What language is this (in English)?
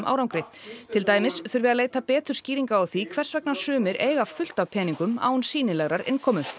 Icelandic